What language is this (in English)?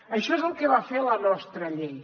Catalan